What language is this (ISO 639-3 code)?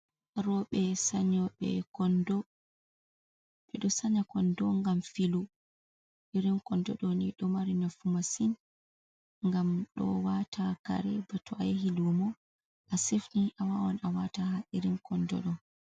ful